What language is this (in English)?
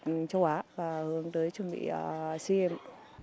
Vietnamese